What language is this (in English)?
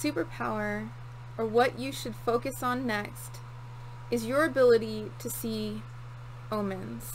English